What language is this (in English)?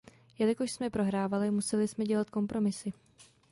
Czech